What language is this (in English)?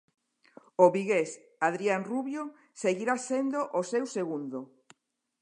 Galician